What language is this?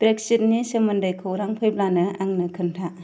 Bodo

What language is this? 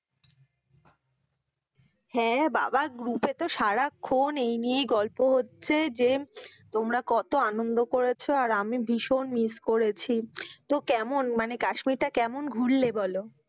Bangla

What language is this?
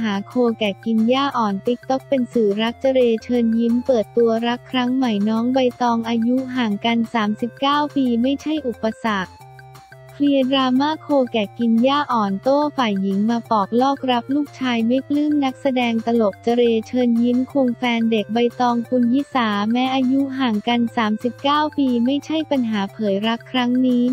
Thai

